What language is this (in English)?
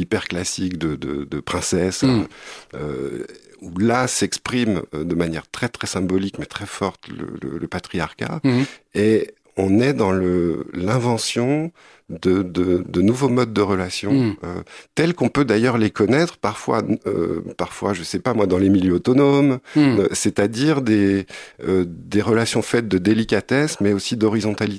French